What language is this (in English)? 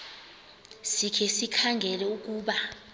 Xhosa